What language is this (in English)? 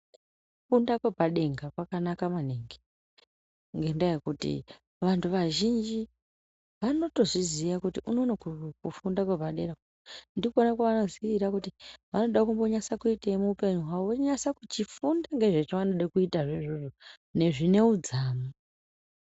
Ndau